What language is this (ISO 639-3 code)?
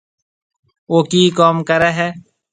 mve